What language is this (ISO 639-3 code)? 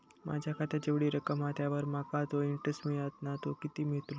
mar